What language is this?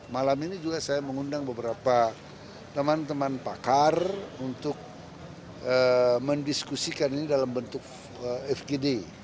Indonesian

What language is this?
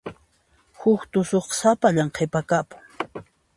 Puno Quechua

